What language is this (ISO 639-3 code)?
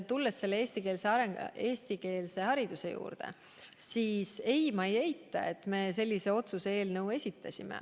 est